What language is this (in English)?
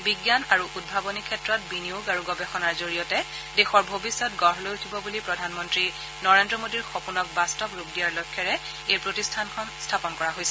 Assamese